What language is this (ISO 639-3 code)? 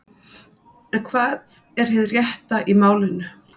isl